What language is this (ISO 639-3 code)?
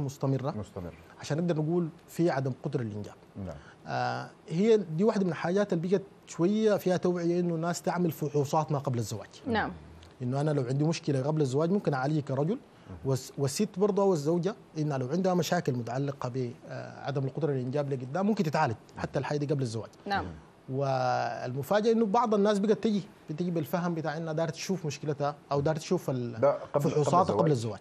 ara